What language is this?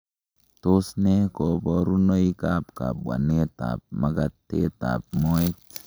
Kalenjin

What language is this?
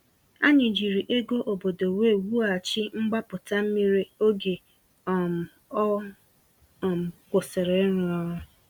Igbo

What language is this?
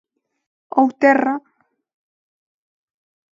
Galician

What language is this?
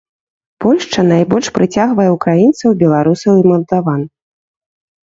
Belarusian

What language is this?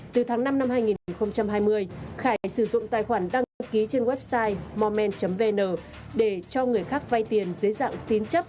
Vietnamese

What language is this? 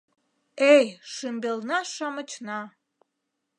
Mari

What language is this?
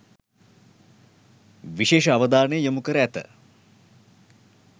Sinhala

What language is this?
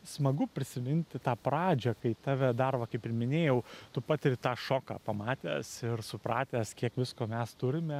Lithuanian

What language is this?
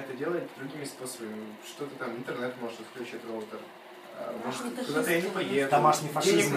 Russian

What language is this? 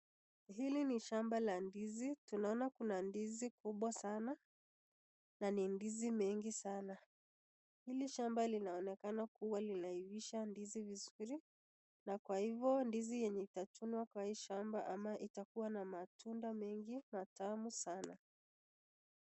Swahili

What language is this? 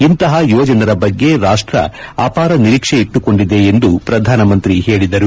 Kannada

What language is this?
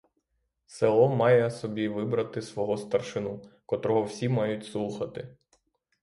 Ukrainian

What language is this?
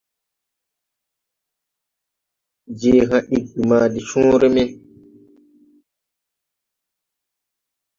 Tupuri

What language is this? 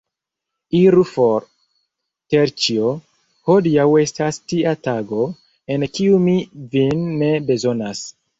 Esperanto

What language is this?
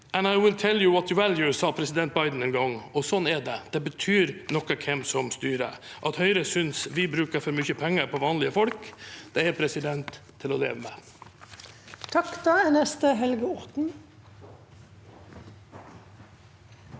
Norwegian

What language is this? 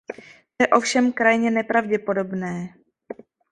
Czech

